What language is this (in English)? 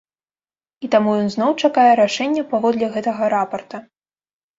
Belarusian